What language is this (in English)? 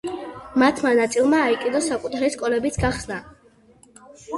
Georgian